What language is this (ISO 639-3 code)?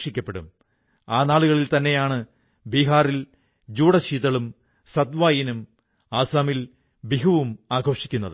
mal